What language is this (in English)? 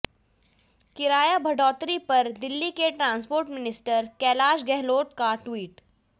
Hindi